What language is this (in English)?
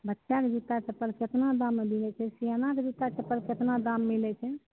Maithili